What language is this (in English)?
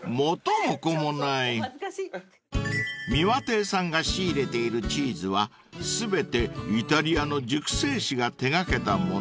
Japanese